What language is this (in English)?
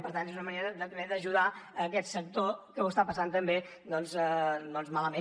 Catalan